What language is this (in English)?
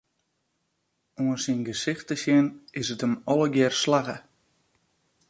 Western Frisian